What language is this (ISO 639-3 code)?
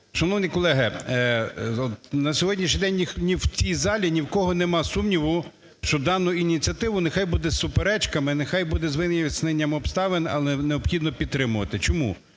ukr